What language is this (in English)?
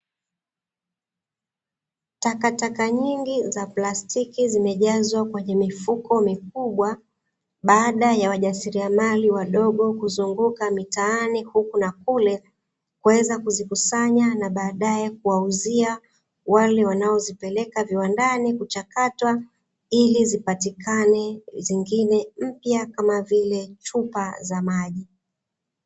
Swahili